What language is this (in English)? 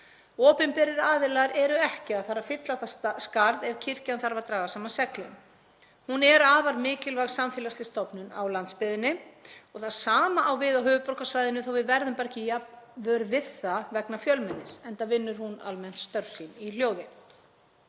Icelandic